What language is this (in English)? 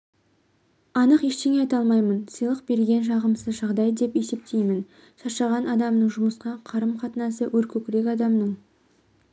Kazakh